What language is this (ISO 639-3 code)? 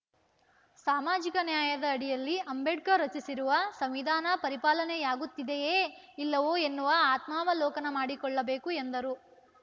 kan